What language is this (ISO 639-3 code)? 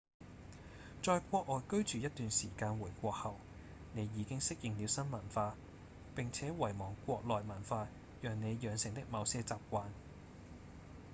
yue